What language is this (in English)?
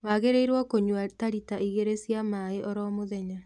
Kikuyu